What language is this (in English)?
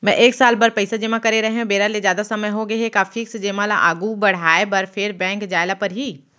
Chhattisgarhi